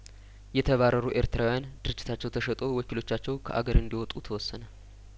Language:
Amharic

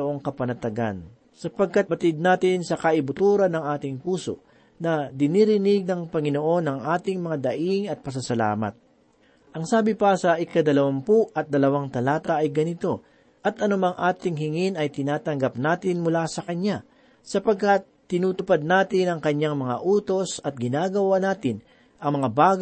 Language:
Filipino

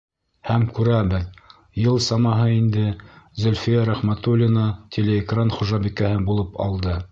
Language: Bashkir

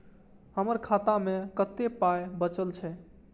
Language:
Maithili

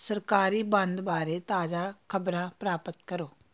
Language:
Punjabi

